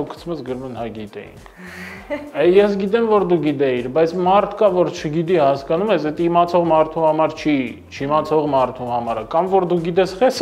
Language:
Romanian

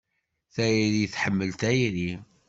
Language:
Kabyle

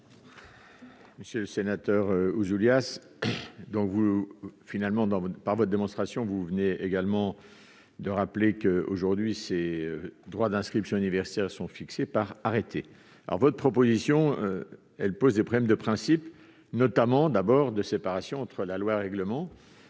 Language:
French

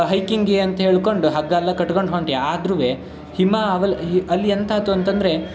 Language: Kannada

